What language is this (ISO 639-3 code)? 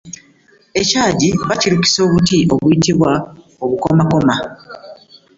lug